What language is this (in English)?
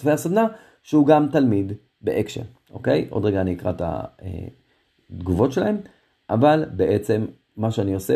Hebrew